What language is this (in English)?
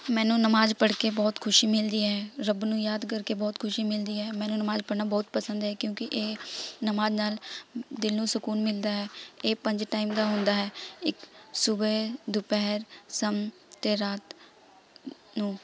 Punjabi